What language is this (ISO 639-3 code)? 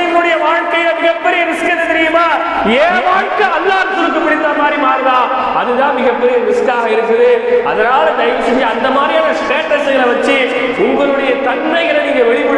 tam